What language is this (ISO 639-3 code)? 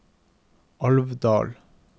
nor